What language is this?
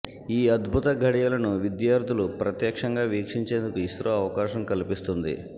Telugu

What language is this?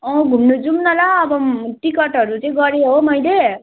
Nepali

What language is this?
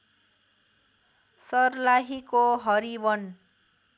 Nepali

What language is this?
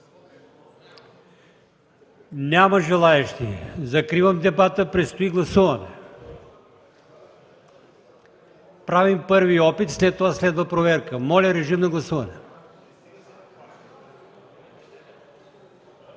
Bulgarian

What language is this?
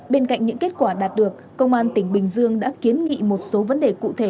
Vietnamese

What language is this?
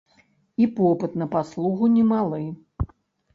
Belarusian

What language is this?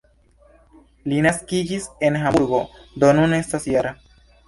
Esperanto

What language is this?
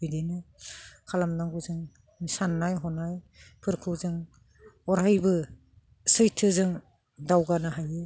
Bodo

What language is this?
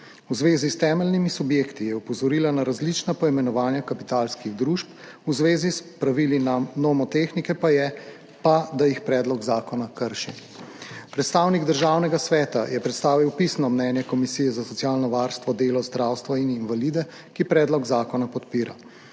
Slovenian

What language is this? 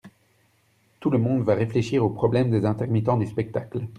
French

